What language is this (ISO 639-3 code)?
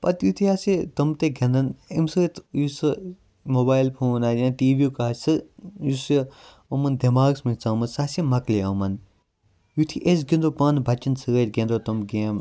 kas